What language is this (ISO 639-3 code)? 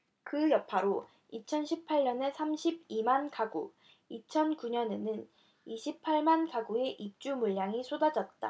kor